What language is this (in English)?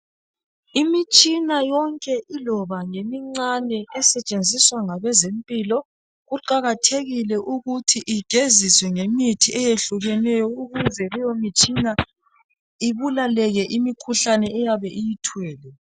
North Ndebele